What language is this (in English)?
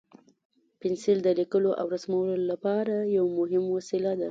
Pashto